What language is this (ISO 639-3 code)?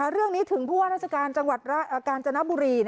tha